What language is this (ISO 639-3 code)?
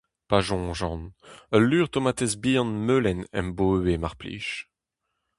bre